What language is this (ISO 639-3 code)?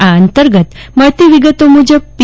guj